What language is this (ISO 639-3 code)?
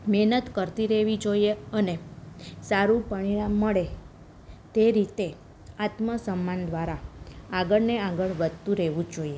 guj